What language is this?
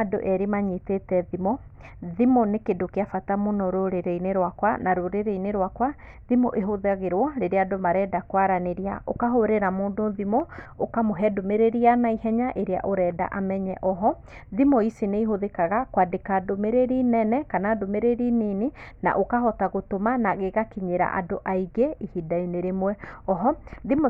Kikuyu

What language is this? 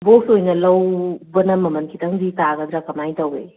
Manipuri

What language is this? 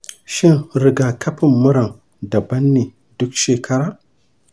Hausa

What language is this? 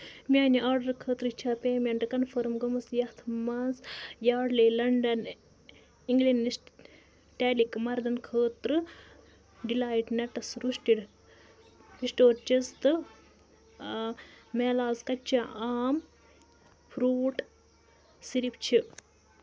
Kashmiri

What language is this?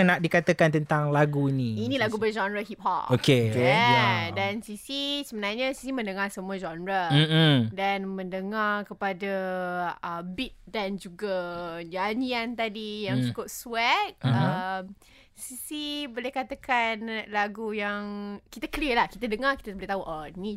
Malay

